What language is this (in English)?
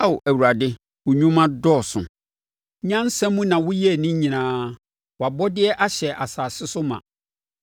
Akan